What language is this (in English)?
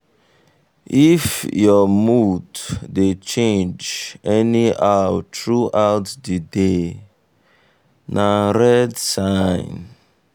Nigerian Pidgin